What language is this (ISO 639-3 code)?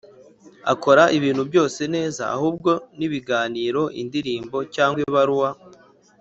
kin